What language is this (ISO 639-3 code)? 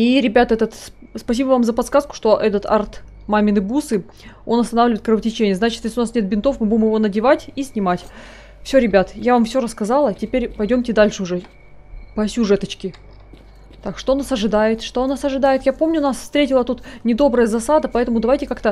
rus